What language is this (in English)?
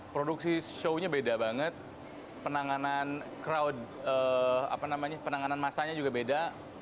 Indonesian